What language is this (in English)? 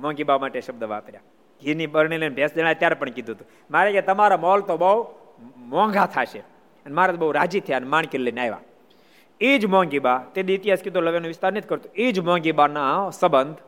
Gujarati